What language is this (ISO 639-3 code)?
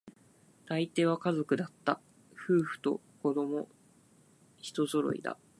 jpn